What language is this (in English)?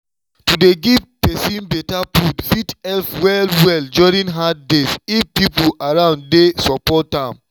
Nigerian Pidgin